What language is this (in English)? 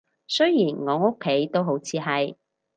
Cantonese